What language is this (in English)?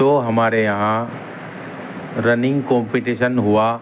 Urdu